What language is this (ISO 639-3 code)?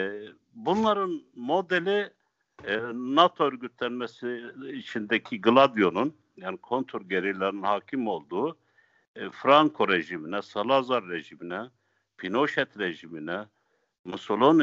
tur